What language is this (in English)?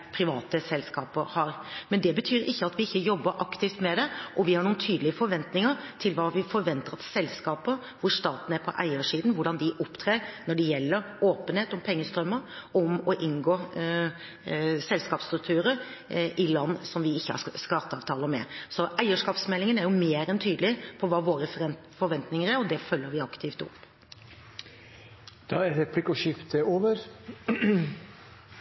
Norwegian Bokmål